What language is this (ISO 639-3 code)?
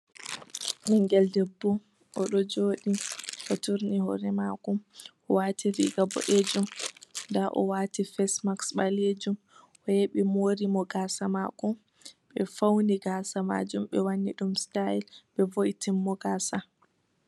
ful